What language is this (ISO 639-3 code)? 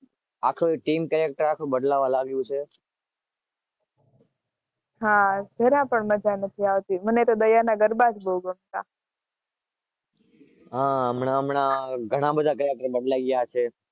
guj